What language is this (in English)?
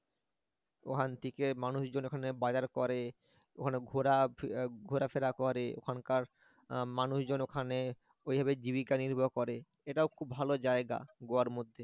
Bangla